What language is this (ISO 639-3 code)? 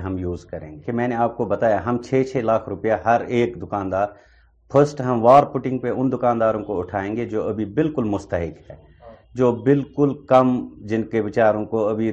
urd